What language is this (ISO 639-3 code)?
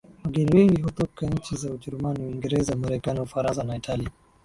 swa